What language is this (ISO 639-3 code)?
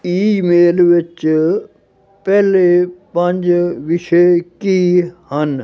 pan